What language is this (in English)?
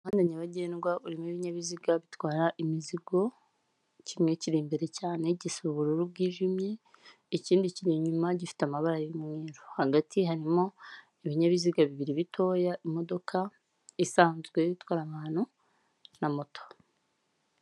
Kinyarwanda